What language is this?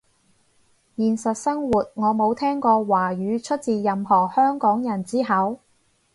Cantonese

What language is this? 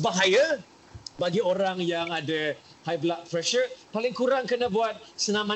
Malay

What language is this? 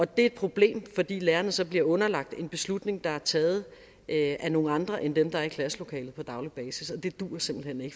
Danish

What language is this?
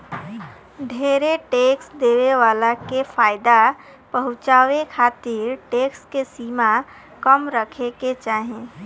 Bhojpuri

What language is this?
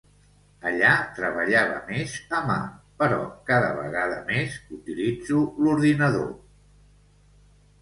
Catalan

